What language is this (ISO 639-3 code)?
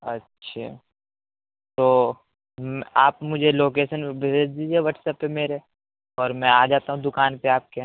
urd